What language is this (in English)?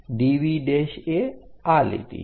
Gujarati